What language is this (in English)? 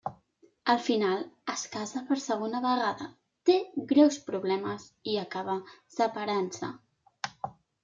Catalan